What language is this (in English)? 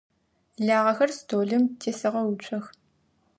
Adyghe